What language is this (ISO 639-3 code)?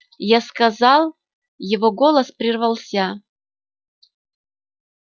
rus